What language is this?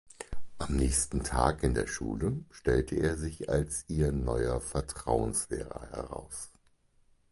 German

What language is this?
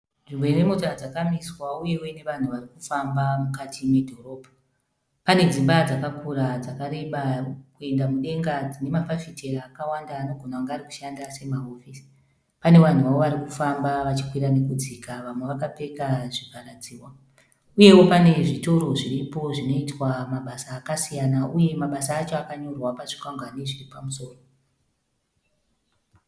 Shona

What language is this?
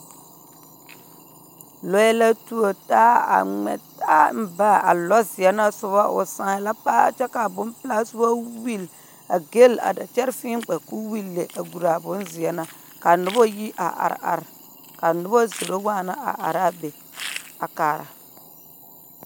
Southern Dagaare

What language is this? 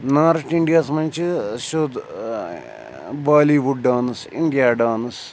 Kashmiri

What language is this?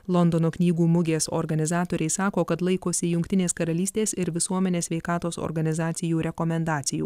Lithuanian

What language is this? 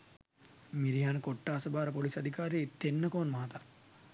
Sinhala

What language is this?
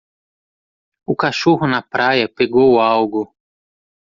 Portuguese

